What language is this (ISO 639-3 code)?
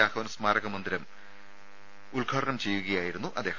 mal